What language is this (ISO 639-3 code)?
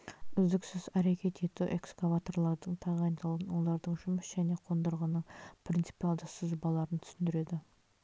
kaz